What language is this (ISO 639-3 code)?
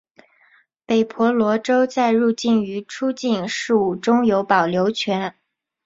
zho